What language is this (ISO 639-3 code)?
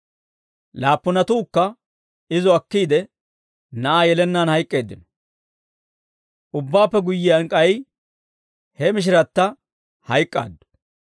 dwr